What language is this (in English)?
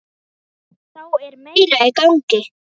Icelandic